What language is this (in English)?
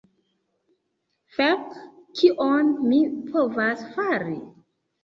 Esperanto